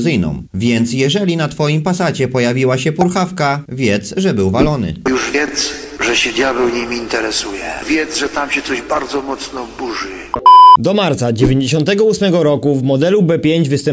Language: Polish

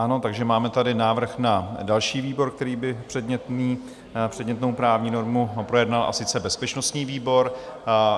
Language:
Czech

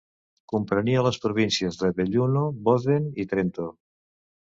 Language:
Catalan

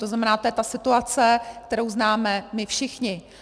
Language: Czech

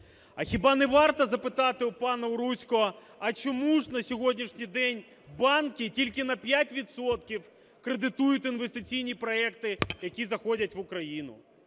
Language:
Ukrainian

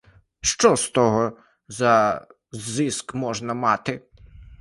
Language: Ukrainian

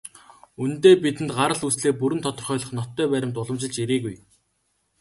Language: Mongolian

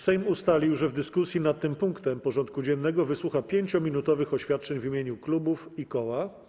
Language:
Polish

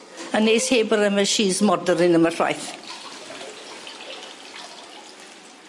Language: Welsh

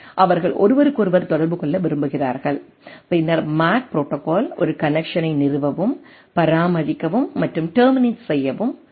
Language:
Tamil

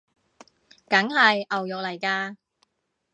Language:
Cantonese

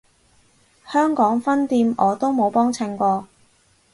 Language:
Cantonese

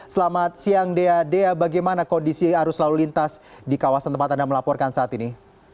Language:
Indonesian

